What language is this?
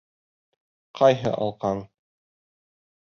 Bashkir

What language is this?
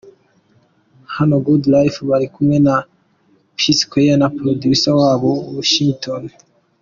Kinyarwanda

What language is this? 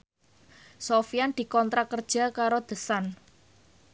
Javanese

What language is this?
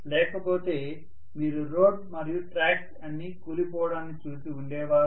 Telugu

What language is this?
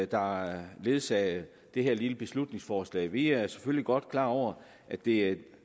Danish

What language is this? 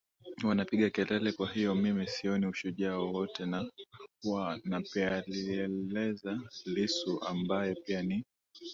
Swahili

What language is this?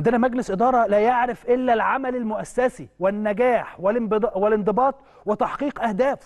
Arabic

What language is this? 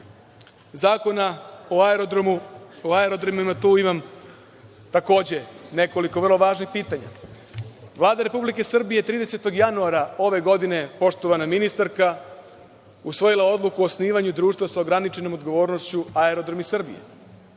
Serbian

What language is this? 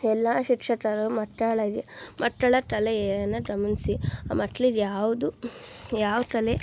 Kannada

